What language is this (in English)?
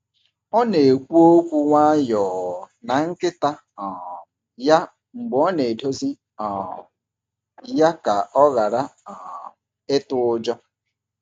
Igbo